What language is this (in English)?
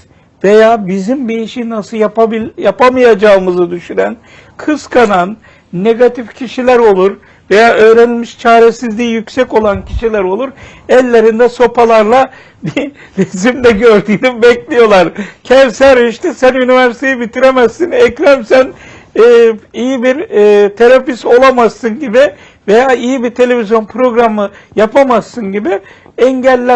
Turkish